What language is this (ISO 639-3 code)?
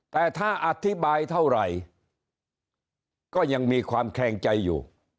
tha